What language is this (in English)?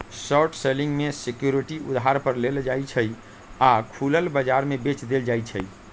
Magahi